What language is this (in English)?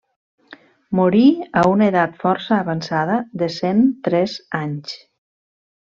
Catalan